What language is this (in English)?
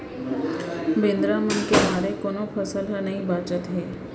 Chhattisgarhi